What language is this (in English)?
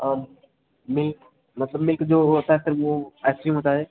Hindi